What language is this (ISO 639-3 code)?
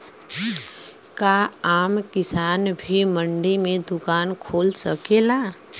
bho